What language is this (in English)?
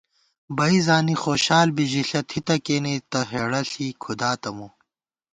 Gawar-Bati